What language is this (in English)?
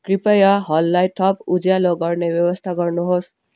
Nepali